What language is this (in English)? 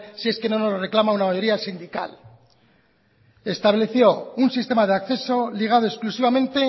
Spanish